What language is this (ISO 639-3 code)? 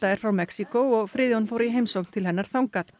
isl